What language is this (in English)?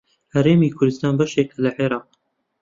Central Kurdish